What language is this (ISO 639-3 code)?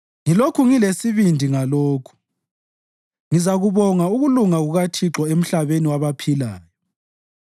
nde